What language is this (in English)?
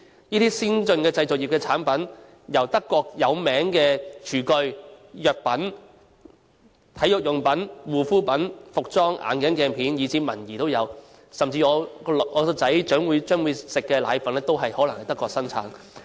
Cantonese